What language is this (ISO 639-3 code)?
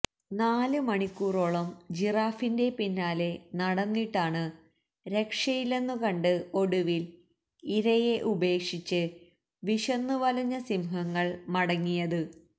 mal